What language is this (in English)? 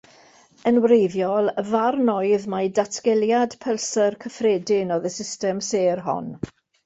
Welsh